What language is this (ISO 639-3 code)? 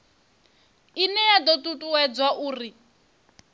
ven